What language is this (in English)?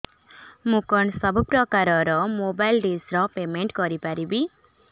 Odia